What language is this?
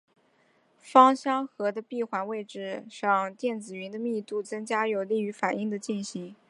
Chinese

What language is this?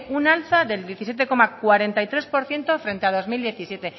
Spanish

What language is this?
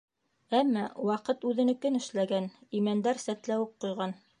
Bashkir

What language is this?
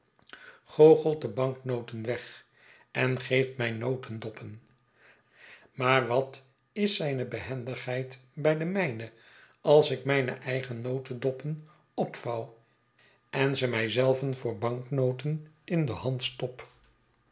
Dutch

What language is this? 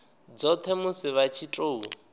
Venda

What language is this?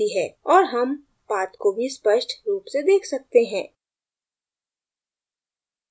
Hindi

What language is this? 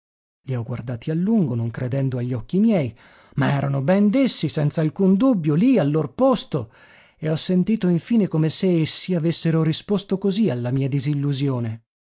Italian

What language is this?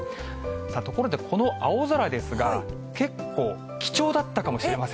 Japanese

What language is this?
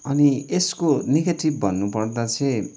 Nepali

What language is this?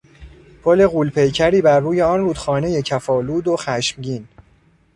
Persian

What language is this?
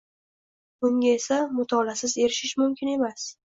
Uzbek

